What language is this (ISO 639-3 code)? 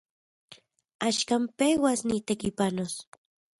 ncx